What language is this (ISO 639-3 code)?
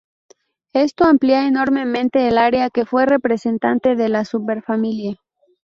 spa